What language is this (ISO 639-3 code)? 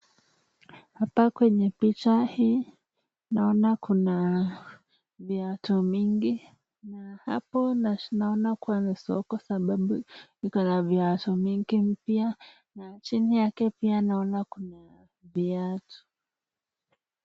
swa